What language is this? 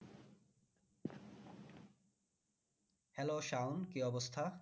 Bangla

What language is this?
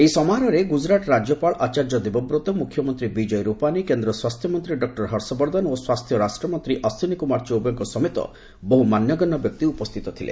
Odia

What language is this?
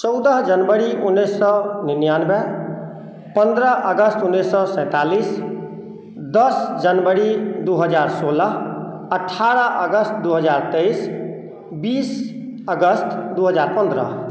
Maithili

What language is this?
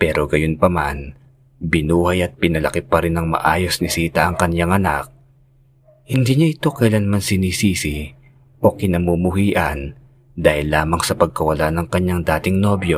Filipino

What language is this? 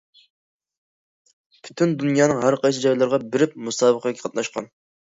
Uyghur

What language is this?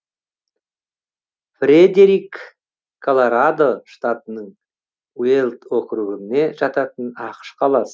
Kazakh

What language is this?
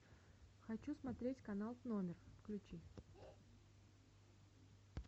Russian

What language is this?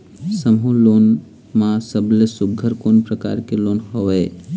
Chhattisgarhi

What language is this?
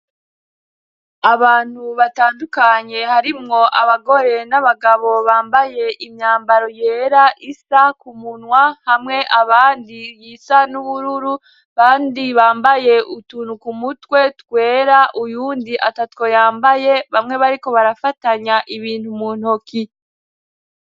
Rundi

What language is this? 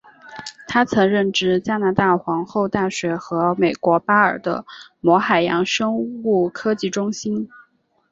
Chinese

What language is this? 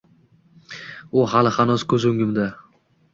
Uzbek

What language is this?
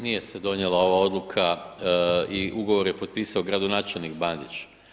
Croatian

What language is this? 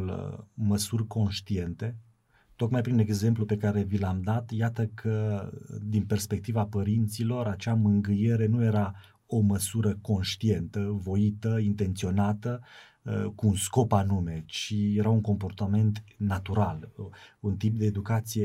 Romanian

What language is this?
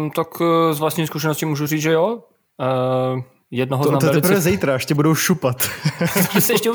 Czech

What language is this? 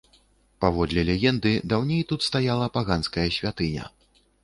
Belarusian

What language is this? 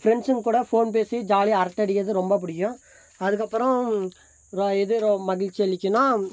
Tamil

